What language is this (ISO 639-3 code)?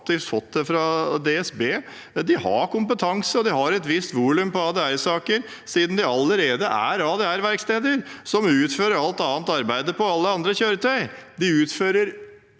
nor